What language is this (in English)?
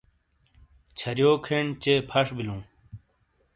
Shina